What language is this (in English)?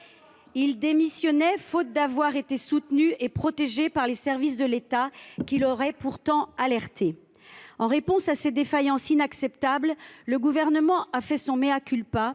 French